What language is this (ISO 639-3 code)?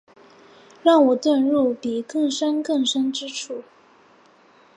zho